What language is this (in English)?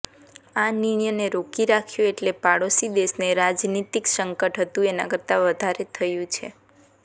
Gujarati